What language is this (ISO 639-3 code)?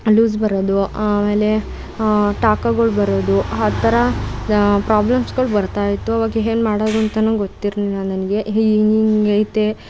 kan